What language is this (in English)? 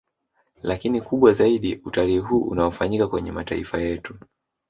Swahili